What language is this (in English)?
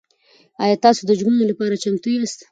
Pashto